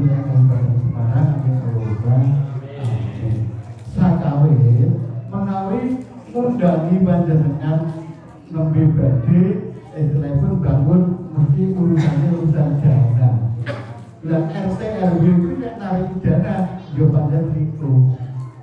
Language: Indonesian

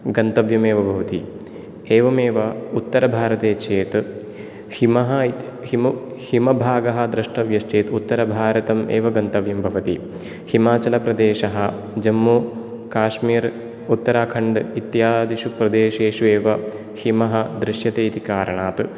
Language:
Sanskrit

